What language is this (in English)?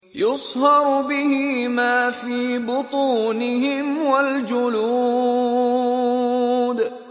Arabic